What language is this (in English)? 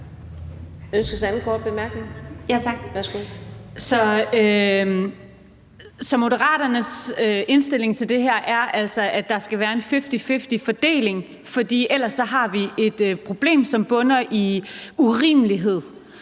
Danish